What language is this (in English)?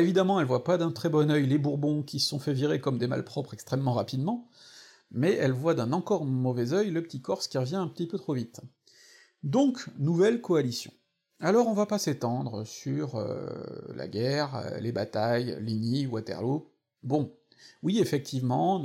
French